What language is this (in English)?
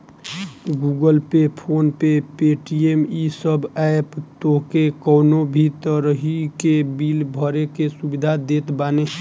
Bhojpuri